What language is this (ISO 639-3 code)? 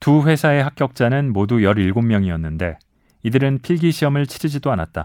kor